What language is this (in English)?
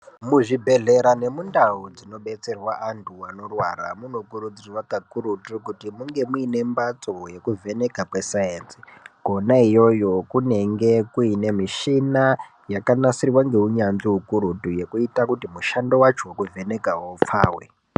Ndau